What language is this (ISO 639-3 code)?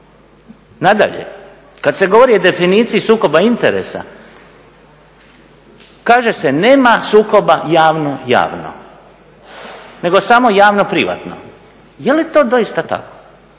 hrv